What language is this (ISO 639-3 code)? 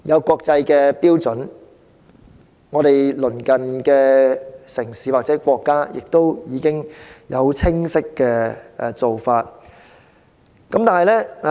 yue